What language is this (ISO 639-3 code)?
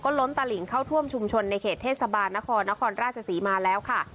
tha